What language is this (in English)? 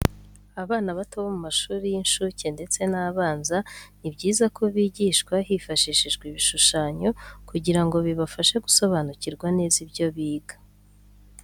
Kinyarwanda